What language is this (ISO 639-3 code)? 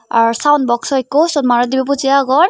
ccp